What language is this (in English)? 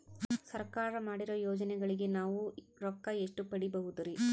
Kannada